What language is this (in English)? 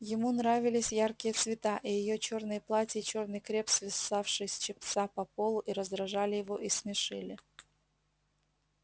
Russian